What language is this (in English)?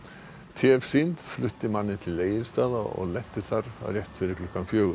Icelandic